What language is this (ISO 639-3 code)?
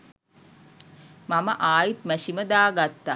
sin